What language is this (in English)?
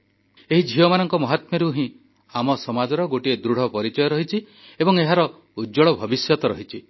Odia